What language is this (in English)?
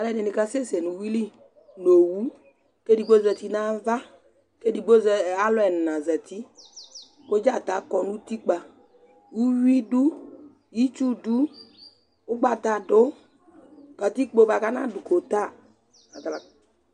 Ikposo